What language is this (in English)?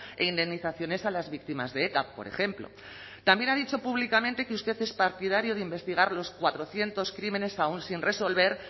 Spanish